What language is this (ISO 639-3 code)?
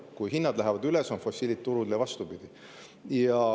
est